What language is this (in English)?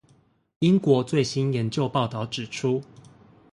Chinese